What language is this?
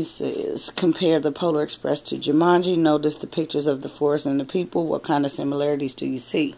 English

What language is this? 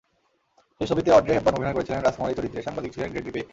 Bangla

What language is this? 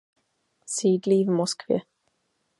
Czech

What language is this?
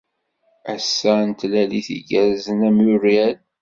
Kabyle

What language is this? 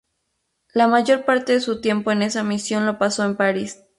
Spanish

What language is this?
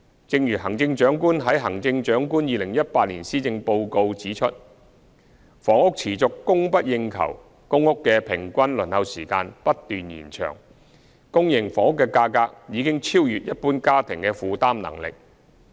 Cantonese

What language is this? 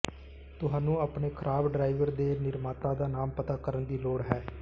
Punjabi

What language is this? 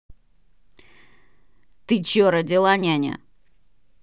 Russian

